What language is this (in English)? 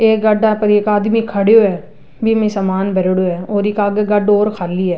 Rajasthani